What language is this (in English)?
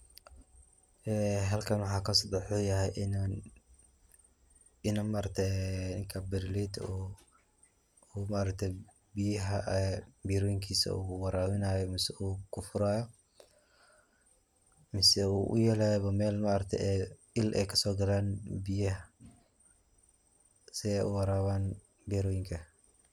Somali